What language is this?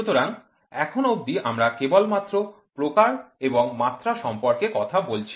Bangla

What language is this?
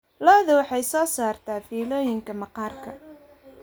Somali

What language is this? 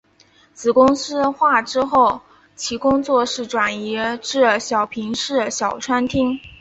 Chinese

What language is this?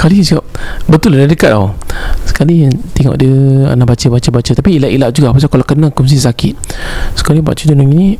Malay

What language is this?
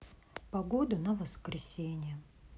Russian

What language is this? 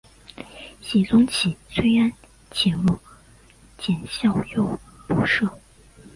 Chinese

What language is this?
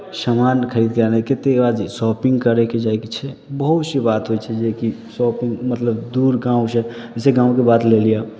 Maithili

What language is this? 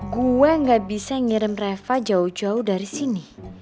Indonesian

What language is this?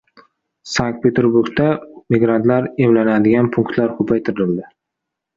Uzbek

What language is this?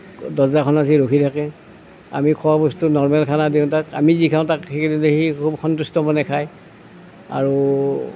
Assamese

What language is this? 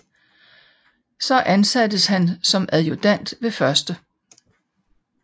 Danish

